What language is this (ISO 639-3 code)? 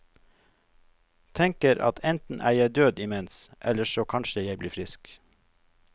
nor